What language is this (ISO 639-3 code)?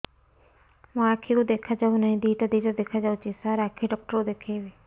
ori